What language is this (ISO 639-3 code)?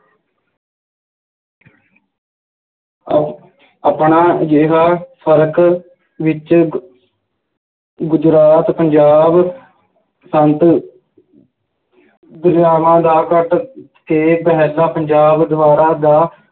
pan